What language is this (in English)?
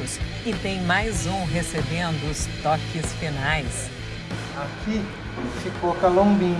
Portuguese